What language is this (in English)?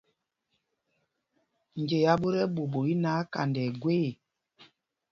Mpumpong